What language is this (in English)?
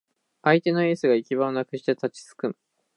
Japanese